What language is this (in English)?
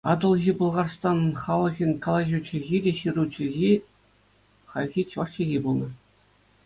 Chuvash